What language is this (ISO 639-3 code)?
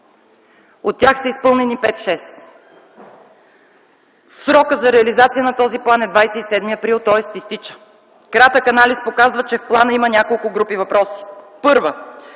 bul